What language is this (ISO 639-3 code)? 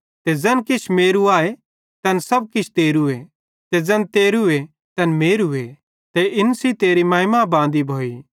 bhd